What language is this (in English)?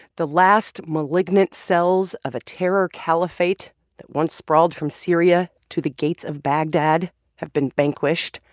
English